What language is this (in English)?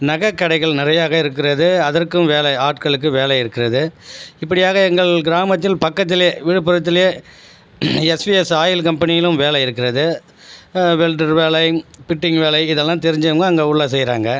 Tamil